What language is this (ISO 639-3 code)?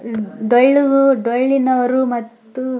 kan